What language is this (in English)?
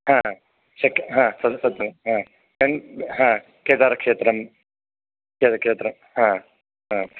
Sanskrit